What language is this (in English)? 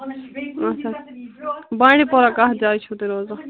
Kashmiri